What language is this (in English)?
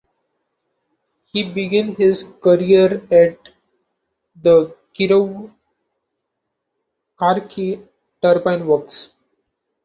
English